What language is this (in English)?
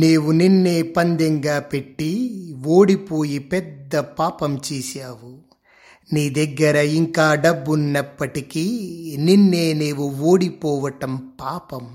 Telugu